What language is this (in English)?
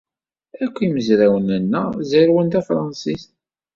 Kabyle